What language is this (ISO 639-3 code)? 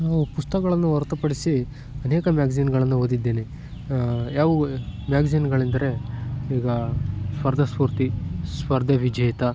kan